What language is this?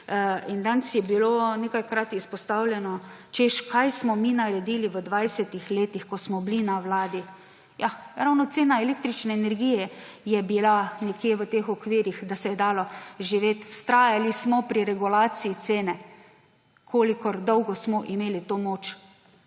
Slovenian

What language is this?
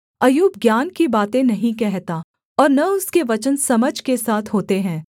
Hindi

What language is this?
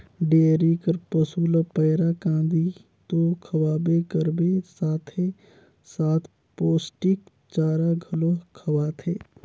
Chhattisgarhi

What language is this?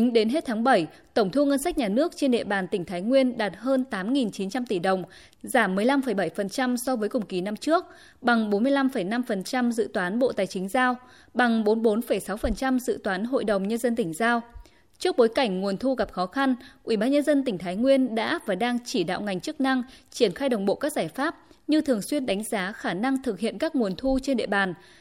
Vietnamese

